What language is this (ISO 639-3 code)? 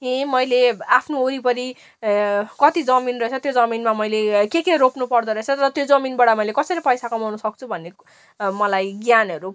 nep